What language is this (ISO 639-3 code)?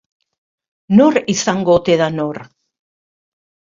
eus